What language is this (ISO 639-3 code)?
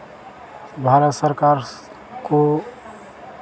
hin